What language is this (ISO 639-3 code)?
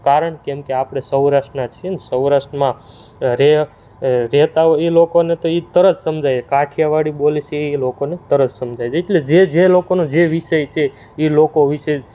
guj